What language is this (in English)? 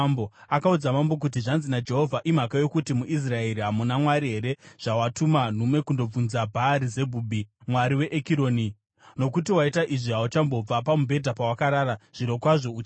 Shona